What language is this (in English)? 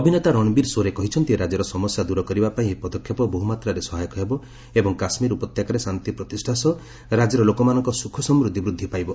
Odia